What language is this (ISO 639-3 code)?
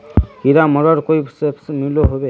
mag